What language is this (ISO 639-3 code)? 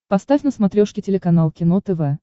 rus